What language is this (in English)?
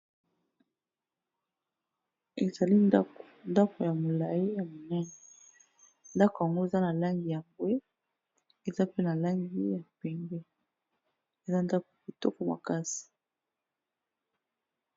Lingala